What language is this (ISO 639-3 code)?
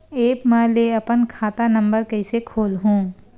hne